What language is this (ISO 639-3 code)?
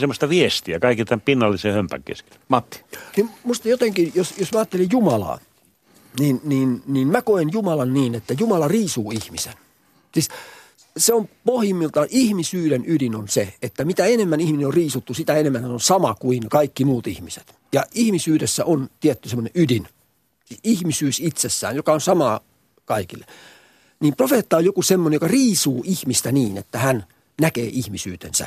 fin